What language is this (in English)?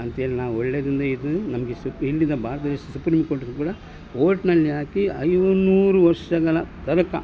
Kannada